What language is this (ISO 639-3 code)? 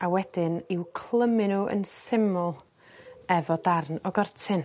cym